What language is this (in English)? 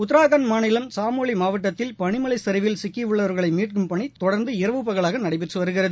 Tamil